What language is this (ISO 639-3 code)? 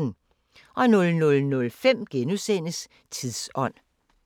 dan